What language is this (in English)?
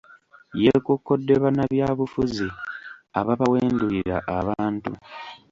Ganda